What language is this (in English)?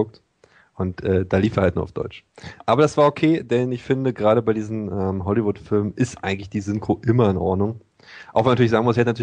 German